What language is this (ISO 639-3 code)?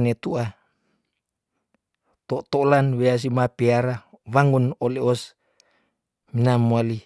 tdn